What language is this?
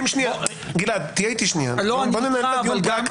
Hebrew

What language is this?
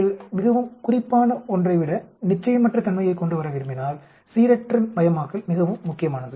Tamil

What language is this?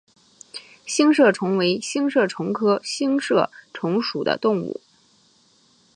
Chinese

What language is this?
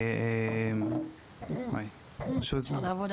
Hebrew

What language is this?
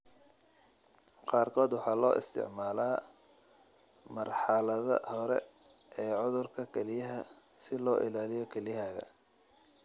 Somali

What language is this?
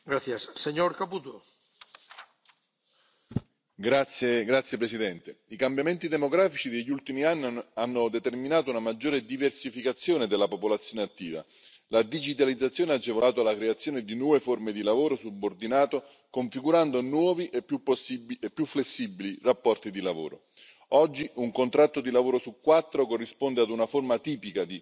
Italian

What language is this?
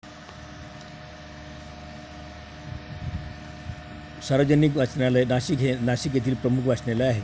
Marathi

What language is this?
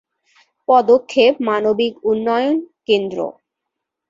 Bangla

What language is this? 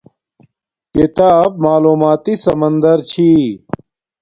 Domaaki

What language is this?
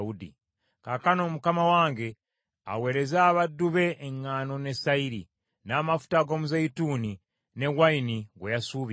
Ganda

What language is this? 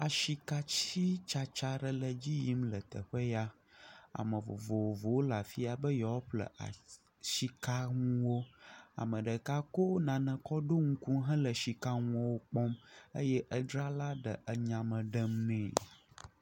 Ewe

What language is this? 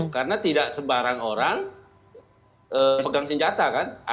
Indonesian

